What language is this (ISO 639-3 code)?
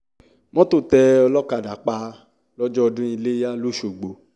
yor